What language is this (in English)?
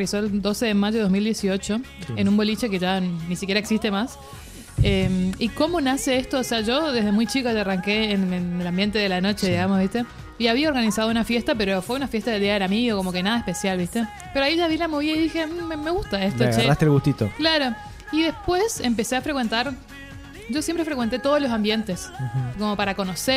Spanish